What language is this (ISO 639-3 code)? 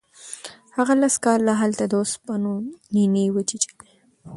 pus